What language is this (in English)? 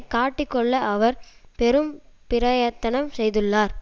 Tamil